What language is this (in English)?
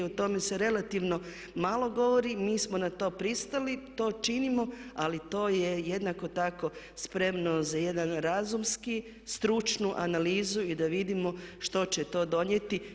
Croatian